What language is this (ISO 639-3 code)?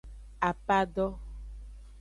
ajg